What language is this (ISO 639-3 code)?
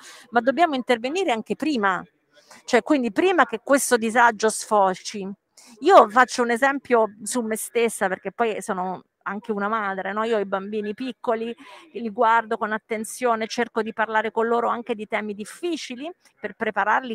ita